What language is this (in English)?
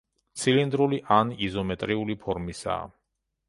Georgian